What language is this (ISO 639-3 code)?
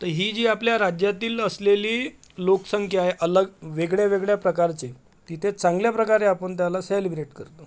mar